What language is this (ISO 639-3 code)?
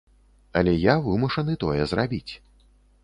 bel